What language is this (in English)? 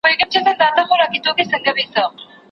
Pashto